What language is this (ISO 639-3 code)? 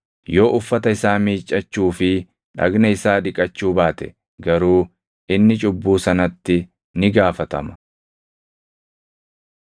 orm